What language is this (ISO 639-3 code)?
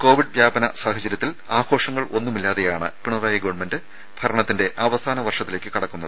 mal